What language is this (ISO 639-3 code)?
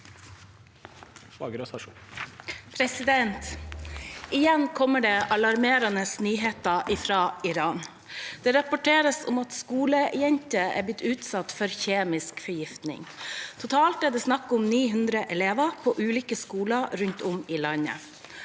nor